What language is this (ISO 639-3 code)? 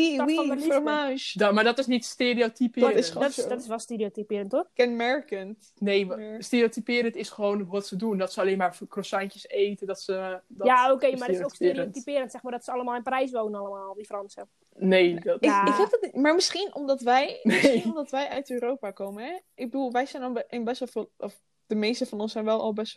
nld